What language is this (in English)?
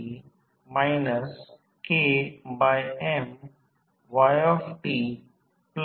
Marathi